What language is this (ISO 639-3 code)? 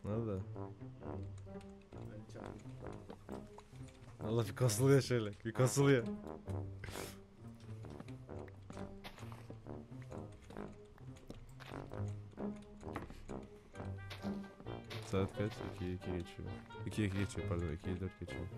tur